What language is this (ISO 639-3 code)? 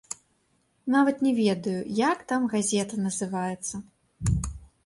bel